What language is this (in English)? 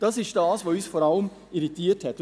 Swiss German